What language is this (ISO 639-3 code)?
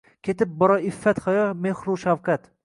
uzb